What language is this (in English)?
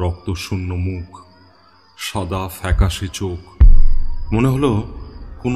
Bangla